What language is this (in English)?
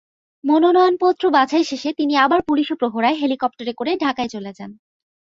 Bangla